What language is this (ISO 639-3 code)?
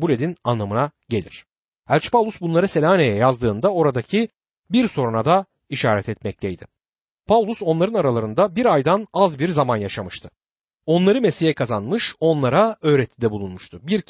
tur